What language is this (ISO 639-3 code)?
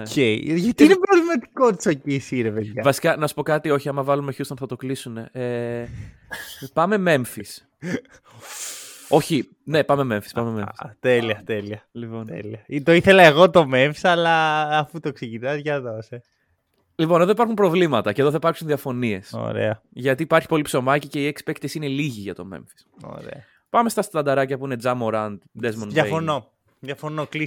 ell